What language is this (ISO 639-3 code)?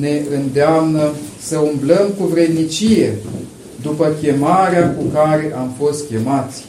ron